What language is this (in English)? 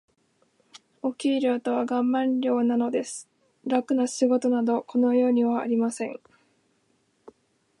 Japanese